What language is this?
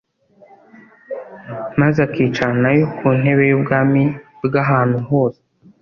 Kinyarwanda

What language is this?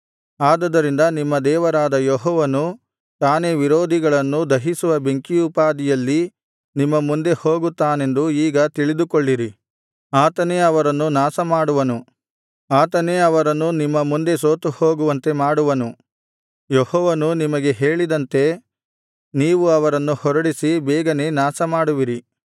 Kannada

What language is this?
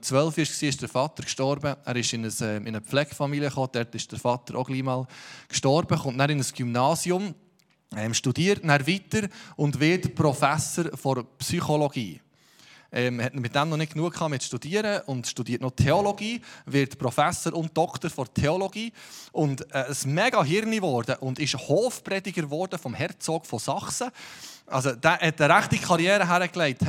German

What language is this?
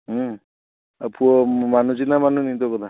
Odia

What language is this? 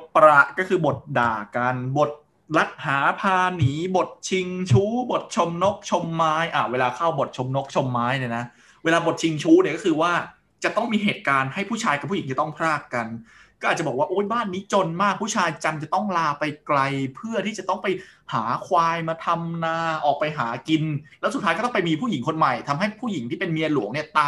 Thai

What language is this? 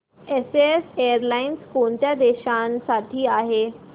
Marathi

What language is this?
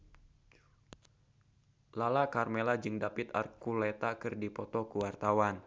Sundanese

